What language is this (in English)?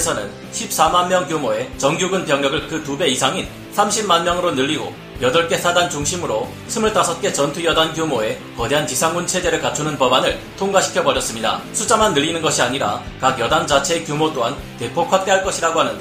Korean